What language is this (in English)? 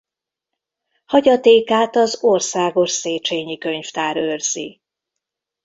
Hungarian